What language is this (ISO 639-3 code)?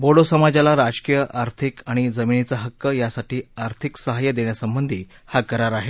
mar